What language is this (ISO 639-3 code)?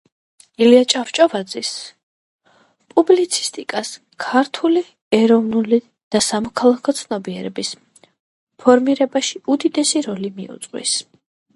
kat